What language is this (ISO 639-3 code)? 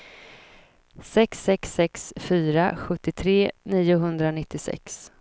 swe